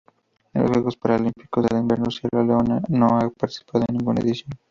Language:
Spanish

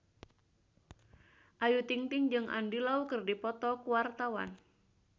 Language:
Sundanese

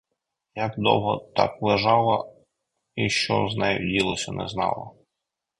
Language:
Ukrainian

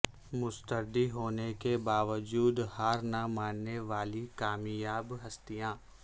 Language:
Urdu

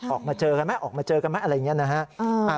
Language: Thai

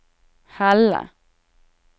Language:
Norwegian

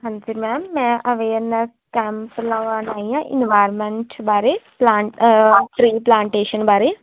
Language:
Punjabi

